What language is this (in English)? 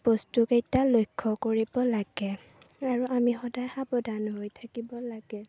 Assamese